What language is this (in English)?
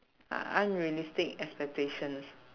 English